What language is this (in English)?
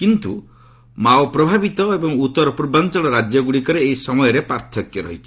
Odia